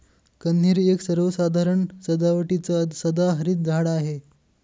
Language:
Marathi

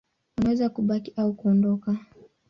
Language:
Swahili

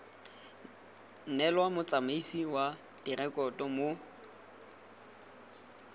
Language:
Tswana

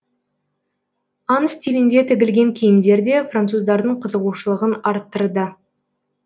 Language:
Kazakh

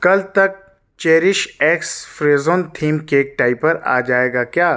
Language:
Urdu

